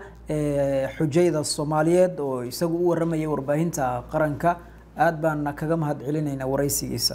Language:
Arabic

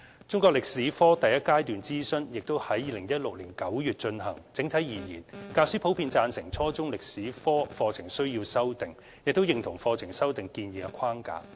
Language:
Cantonese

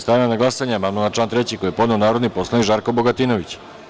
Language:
Serbian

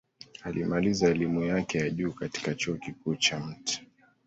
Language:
Swahili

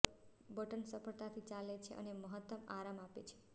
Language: Gujarati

